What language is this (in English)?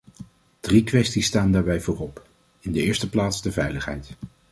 Dutch